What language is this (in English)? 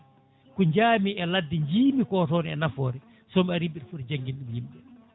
Fula